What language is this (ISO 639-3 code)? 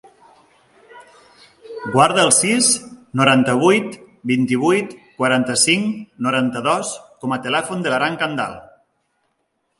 cat